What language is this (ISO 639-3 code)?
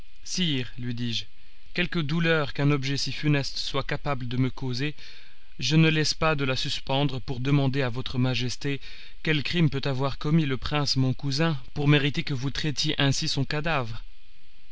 fra